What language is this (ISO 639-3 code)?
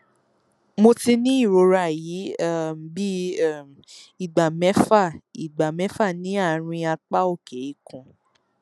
yor